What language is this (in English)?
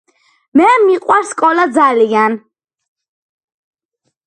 Georgian